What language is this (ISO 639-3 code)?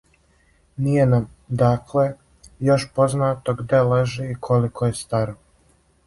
srp